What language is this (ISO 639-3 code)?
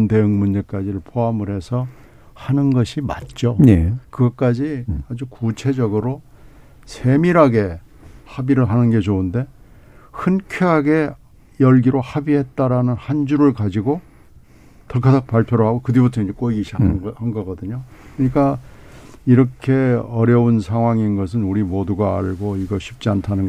kor